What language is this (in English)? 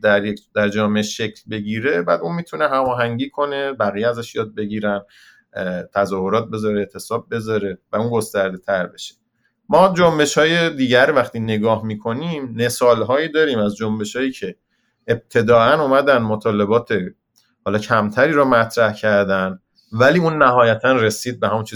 Persian